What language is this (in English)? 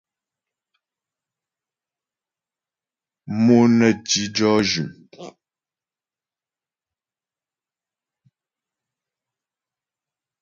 Ghomala